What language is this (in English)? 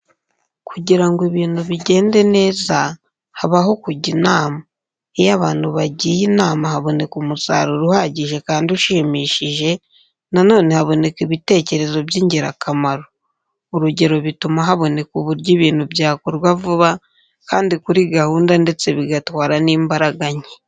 Kinyarwanda